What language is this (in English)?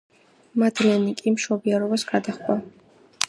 Georgian